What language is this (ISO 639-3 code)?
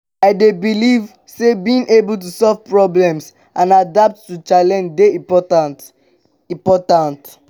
pcm